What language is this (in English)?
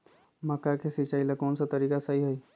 Magahi